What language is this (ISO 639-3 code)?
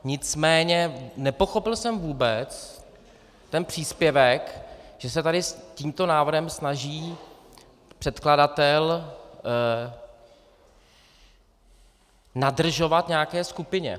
ces